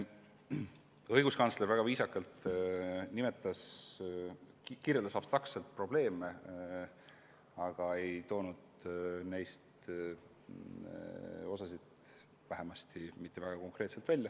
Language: Estonian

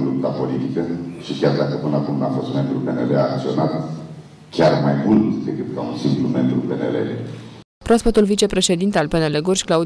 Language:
Romanian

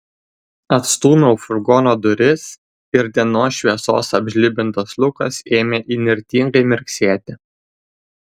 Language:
Lithuanian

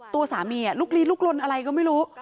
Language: Thai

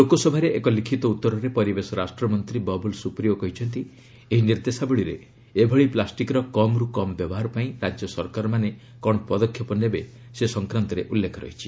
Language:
Odia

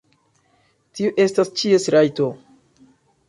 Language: Esperanto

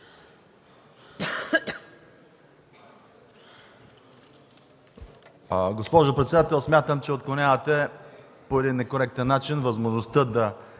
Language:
Bulgarian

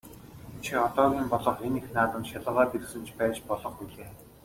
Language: Mongolian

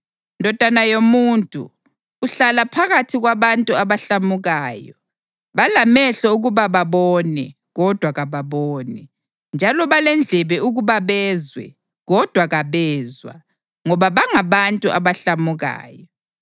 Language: North Ndebele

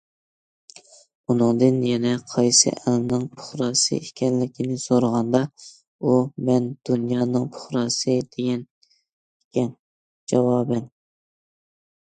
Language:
Uyghur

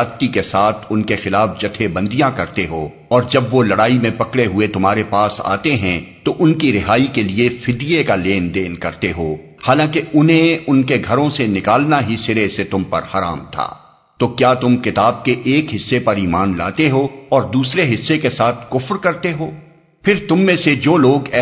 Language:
Urdu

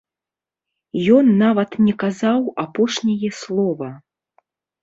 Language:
Belarusian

